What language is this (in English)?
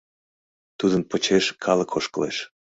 Mari